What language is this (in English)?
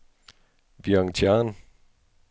Danish